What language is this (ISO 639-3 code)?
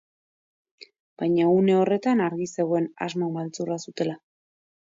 eus